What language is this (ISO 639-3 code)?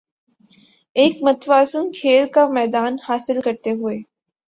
urd